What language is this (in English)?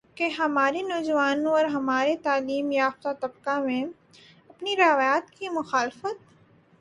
Urdu